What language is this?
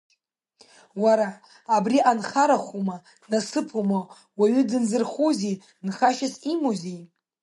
Abkhazian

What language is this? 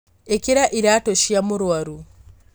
Kikuyu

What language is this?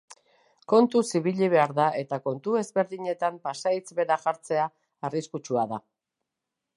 Basque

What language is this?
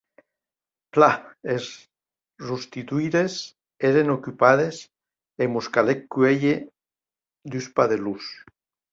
Occitan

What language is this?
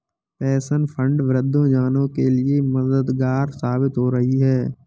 Hindi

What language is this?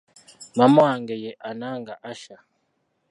Ganda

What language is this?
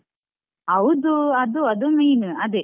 Kannada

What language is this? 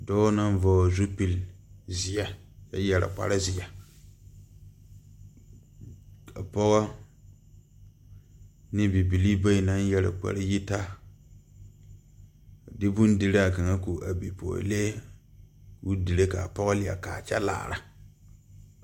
Southern Dagaare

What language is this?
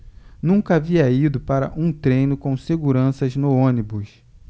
Portuguese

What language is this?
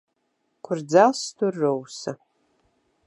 Latvian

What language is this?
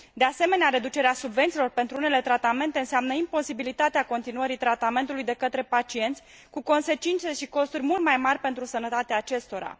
Romanian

